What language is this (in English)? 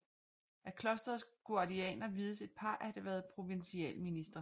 Danish